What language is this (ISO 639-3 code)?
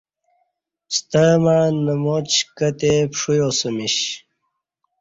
bsh